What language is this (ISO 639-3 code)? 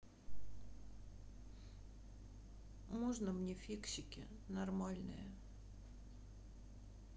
rus